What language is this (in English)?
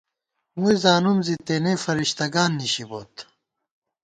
Gawar-Bati